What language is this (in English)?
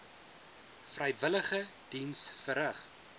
Afrikaans